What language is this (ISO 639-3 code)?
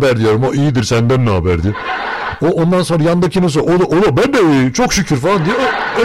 tur